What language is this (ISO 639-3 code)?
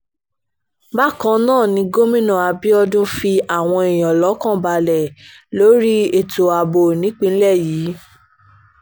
yor